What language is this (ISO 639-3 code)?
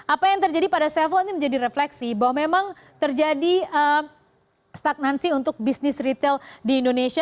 ind